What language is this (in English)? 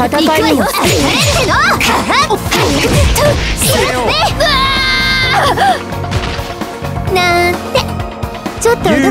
Japanese